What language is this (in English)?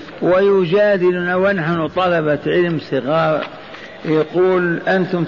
Arabic